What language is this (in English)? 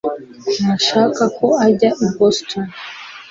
Kinyarwanda